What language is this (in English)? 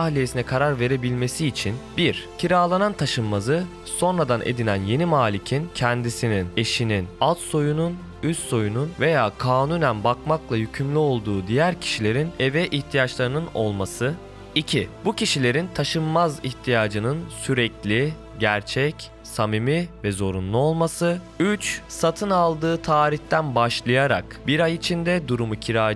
Turkish